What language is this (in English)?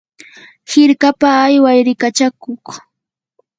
Yanahuanca Pasco Quechua